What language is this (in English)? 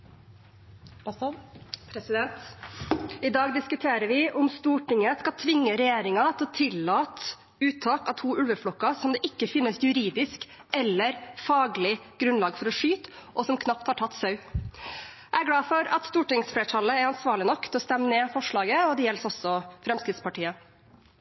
Norwegian Bokmål